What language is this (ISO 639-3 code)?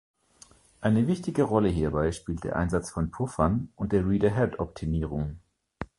deu